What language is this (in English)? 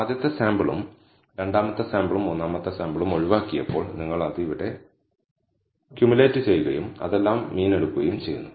Malayalam